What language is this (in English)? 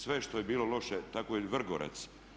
Croatian